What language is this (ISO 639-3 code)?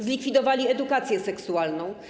pol